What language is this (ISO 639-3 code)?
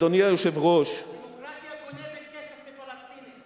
heb